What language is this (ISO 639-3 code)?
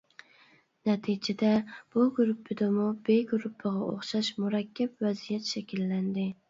uig